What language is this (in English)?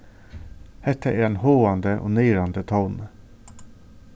Faroese